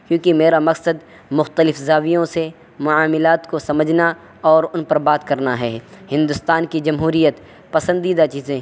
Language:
Urdu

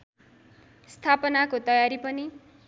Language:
Nepali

